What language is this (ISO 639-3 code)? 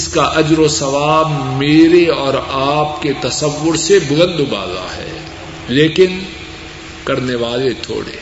urd